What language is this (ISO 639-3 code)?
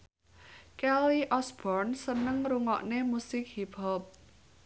jav